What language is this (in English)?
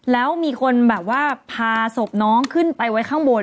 Thai